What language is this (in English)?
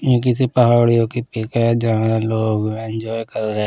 Hindi